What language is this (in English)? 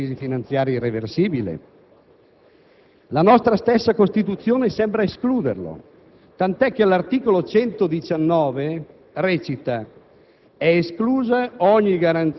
Italian